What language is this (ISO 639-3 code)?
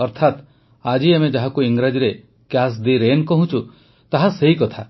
ori